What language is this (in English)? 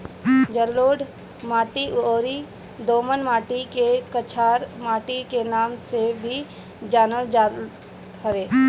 Bhojpuri